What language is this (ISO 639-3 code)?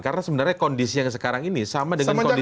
ind